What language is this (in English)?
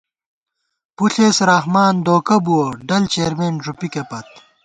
Gawar-Bati